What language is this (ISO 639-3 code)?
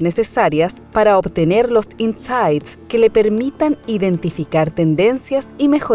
spa